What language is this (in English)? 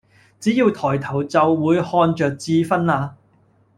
Cantonese